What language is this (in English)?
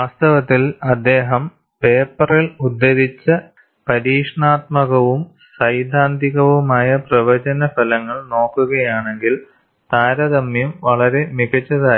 Malayalam